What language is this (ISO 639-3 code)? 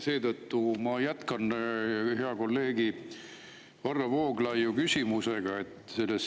est